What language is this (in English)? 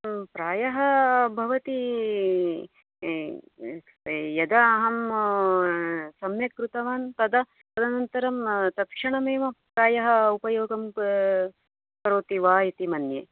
Sanskrit